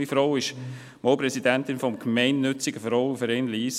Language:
Swiss German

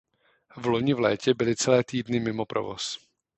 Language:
Czech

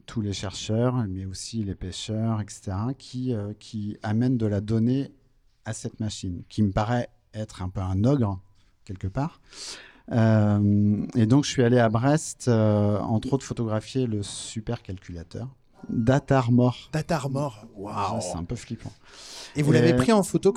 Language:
French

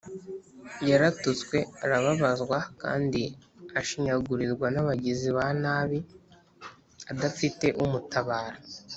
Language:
Kinyarwanda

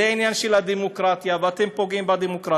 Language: Hebrew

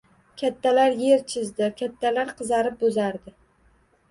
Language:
Uzbek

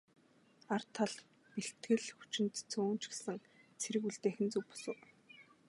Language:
Mongolian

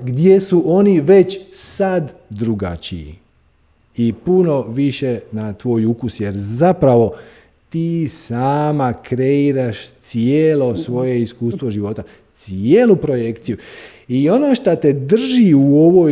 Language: Croatian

